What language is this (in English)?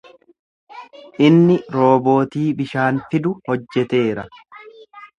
Oromo